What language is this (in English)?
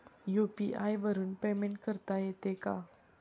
Marathi